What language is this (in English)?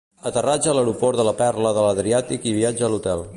Catalan